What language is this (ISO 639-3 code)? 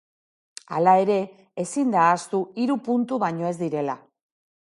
eus